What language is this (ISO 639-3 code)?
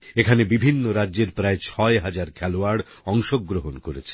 ben